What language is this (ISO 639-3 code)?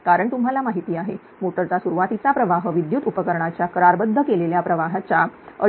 mar